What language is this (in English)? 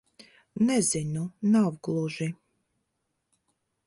Latvian